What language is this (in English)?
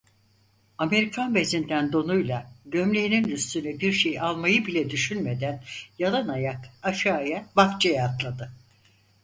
Turkish